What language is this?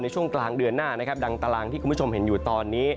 Thai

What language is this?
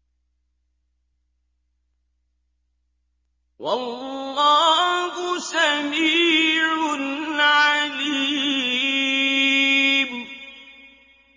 Arabic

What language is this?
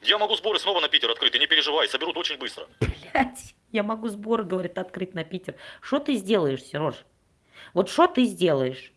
Russian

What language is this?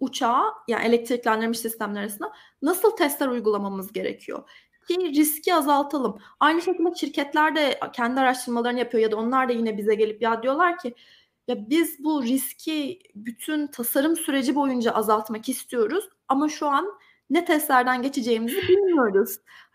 Turkish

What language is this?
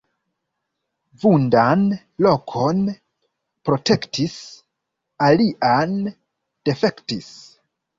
Esperanto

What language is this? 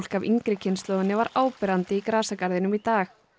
Icelandic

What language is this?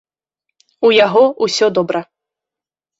Belarusian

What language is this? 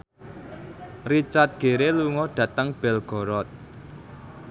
Javanese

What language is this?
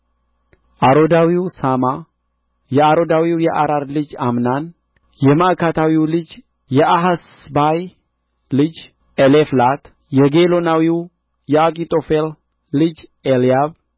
Amharic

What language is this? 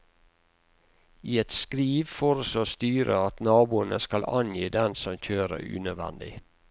Norwegian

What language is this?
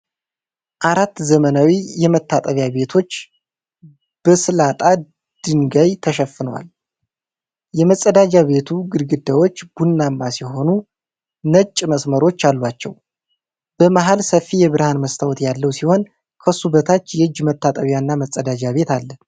Amharic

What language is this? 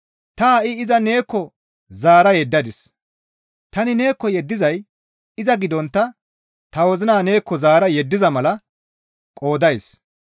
Gamo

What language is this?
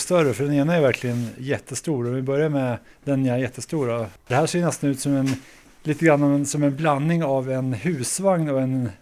Swedish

